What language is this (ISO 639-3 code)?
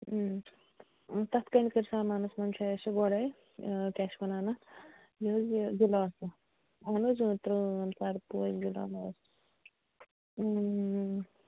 kas